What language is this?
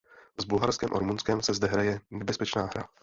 Czech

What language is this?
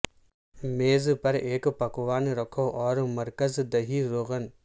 Urdu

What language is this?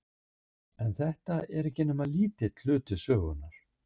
Icelandic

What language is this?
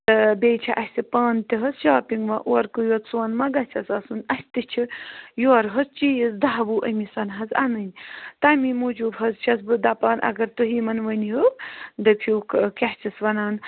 Kashmiri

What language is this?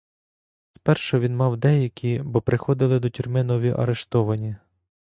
Ukrainian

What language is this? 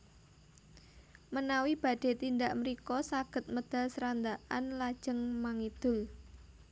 Javanese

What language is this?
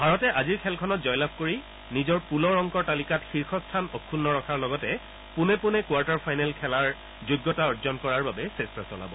Assamese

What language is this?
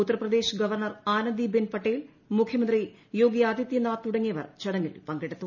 Malayalam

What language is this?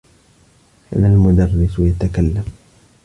Arabic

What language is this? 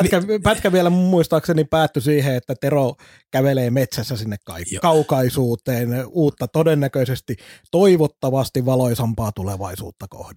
Finnish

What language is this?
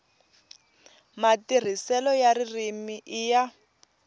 Tsonga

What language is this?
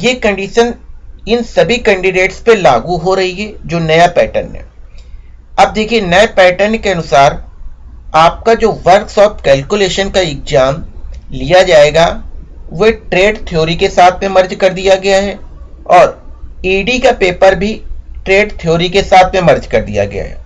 Hindi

